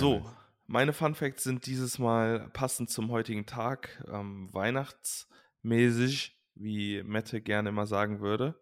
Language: German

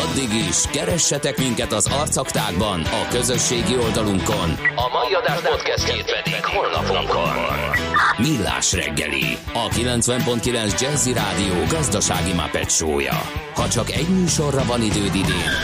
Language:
Hungarian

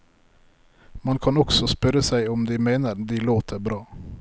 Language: Norwegian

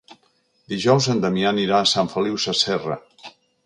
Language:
Catalan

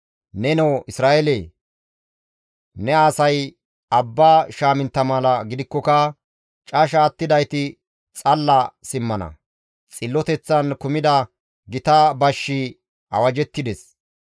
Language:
Gamo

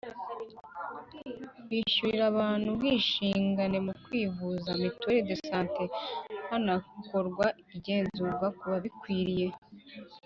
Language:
Kinyarwanda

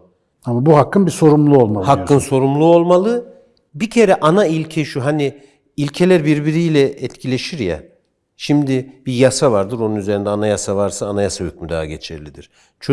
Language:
Turkish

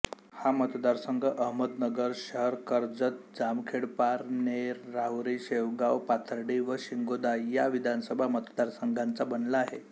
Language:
Marathi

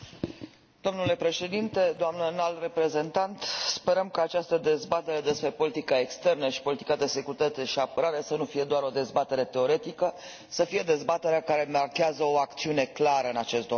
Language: Romanian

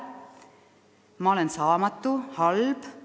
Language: Estonian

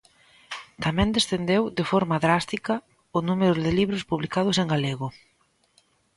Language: Galician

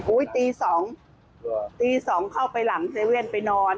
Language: Thai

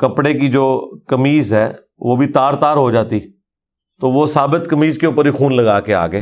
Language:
Urdu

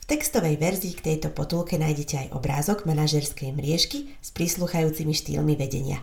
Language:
Slovak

